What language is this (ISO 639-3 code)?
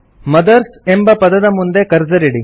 kan